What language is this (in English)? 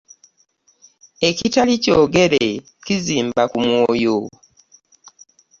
Ganda